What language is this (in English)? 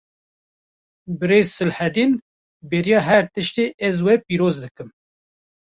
Kurdish